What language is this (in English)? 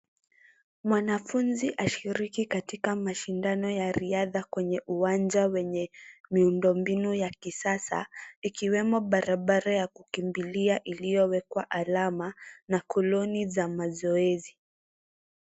Swahili